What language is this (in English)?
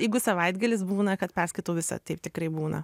Lithuanian